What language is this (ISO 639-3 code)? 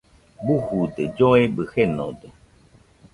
hux